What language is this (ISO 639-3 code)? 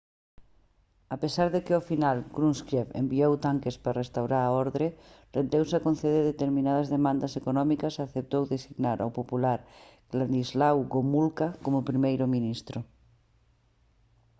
glg